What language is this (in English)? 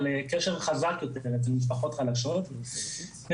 Hebrew